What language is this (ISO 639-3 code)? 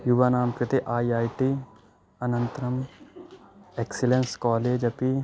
san